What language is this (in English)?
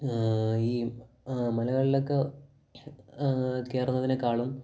Malayalam